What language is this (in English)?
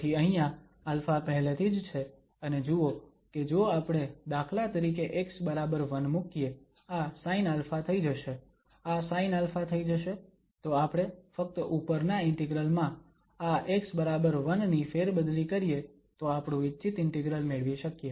Gujarati